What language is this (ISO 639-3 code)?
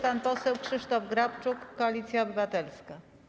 pol